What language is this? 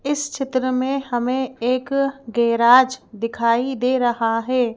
Hindi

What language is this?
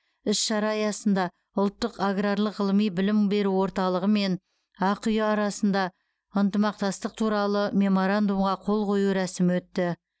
Kazakh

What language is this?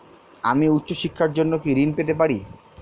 Bangla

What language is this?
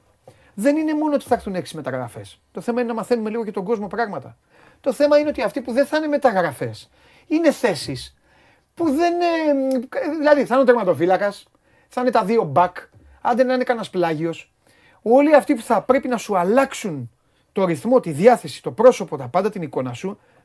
Greek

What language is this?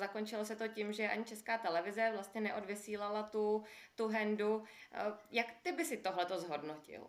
Czech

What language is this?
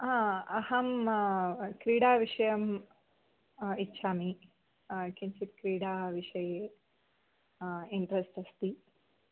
Sanskrit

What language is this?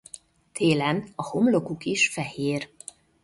Hungarian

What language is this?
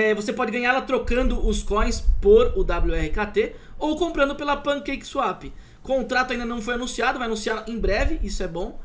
Portuguese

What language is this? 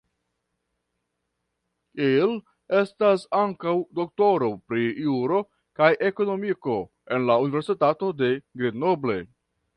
Esperanto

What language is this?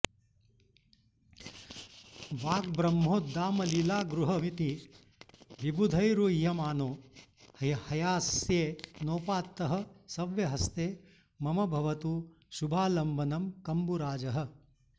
Sanskrit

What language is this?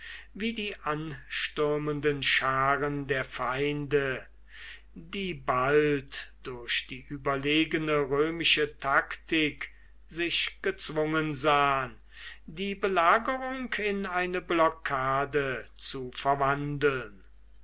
German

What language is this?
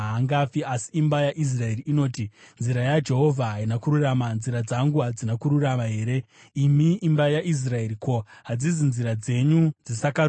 Shona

